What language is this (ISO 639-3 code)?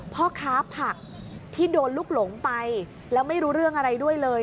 tha